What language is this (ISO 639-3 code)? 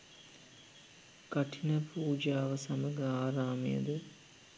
sin